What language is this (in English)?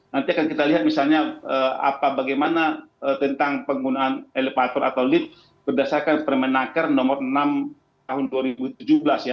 Indonesian